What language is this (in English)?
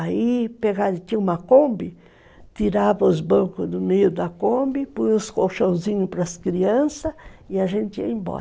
Portuguese